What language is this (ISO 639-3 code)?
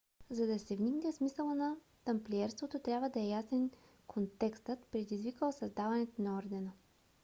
bul